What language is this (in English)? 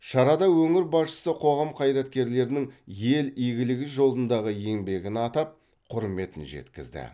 Kazakh